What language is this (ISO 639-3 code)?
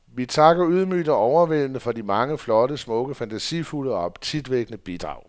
dan